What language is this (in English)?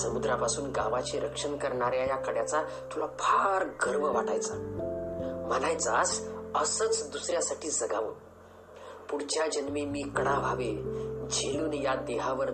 Marathi